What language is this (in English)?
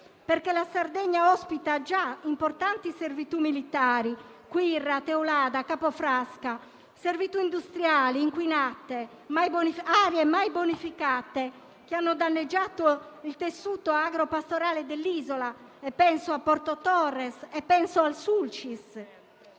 Italian